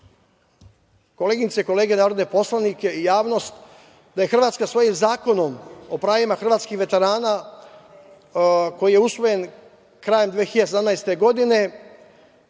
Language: Serbian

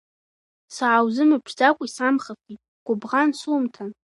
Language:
Abkhazian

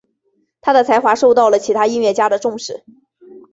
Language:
Chinese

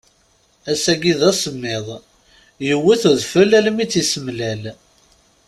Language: Kabyle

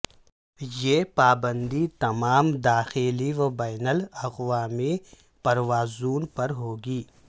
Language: Urdu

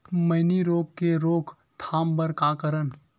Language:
Chhattisgarhi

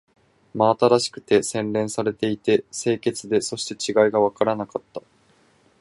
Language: Japanese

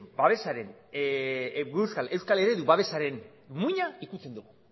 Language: Basque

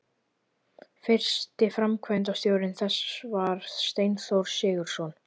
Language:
Icelandic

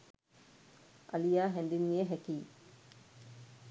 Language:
Sinhala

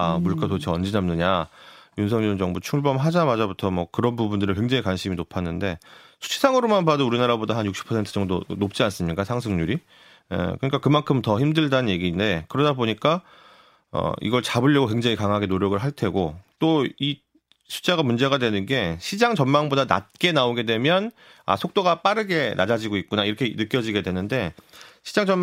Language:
Korean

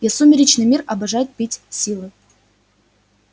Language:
Russian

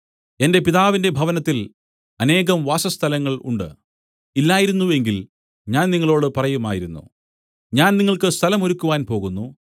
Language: Malayalam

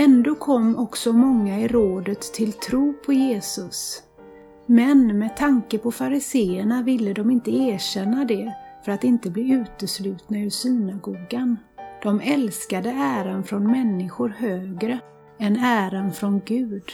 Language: Swedish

